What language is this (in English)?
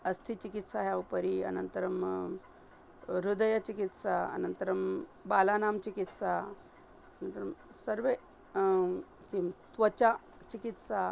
Sanskrit